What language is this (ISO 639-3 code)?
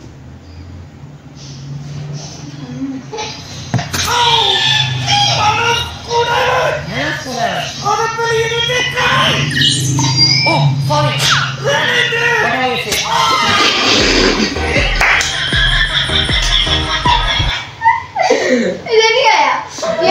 hin